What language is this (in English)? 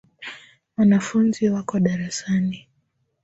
Swahili